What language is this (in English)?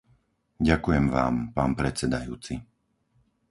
Slovak